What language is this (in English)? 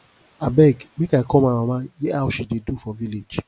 Nigerian Pidgin